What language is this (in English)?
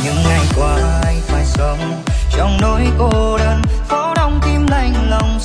Vietnamese